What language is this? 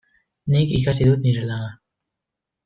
Basque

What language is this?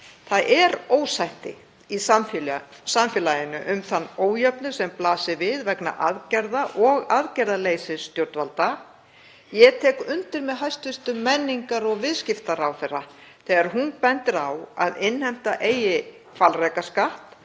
Icelandic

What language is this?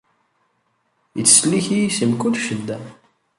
Kabyle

